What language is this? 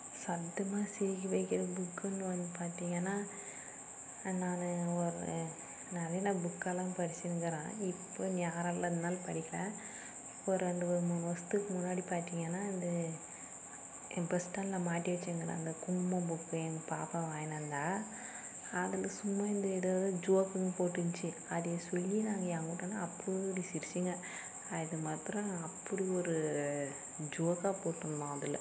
Tamil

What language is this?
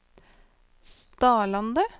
Norwegian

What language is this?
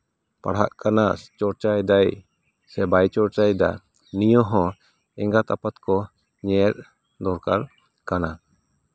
Santali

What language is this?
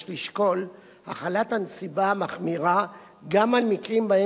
Hebrew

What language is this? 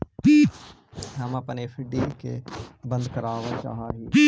Magahi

